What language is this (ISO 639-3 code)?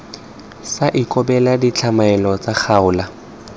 tsn